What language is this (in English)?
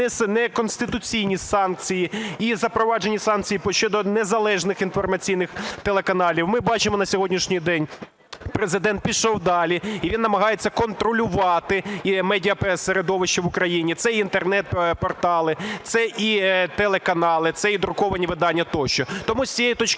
Ukrainian